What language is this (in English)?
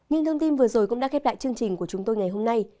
Vietnamese